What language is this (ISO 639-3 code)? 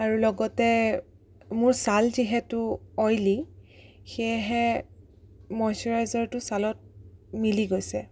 asm